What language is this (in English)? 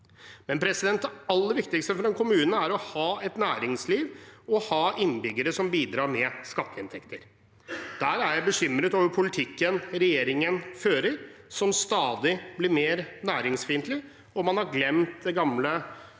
Norwegian